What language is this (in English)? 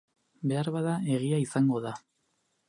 Basque